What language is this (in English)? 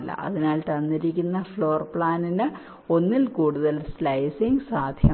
Malayalam